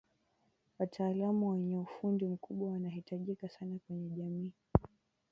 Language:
Swahili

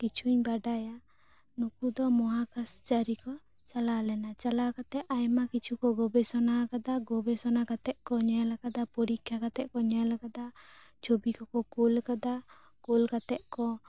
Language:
Santali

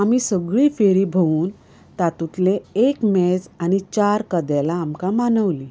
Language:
Konkani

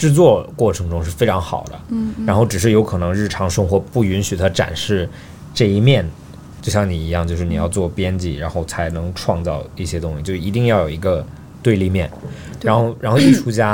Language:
Chinese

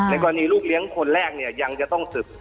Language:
Thai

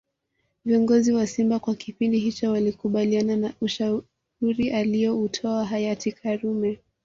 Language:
Swahili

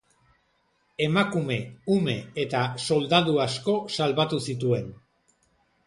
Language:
Basque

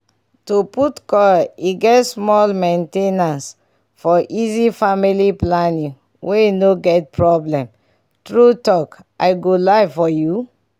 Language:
Nigerian Pidgin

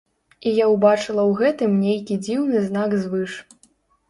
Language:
Belarusian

